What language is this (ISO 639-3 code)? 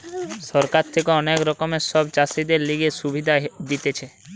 ben